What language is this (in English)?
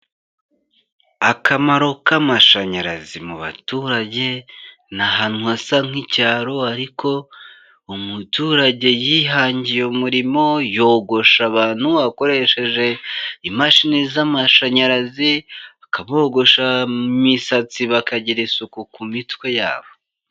Kinyarwanda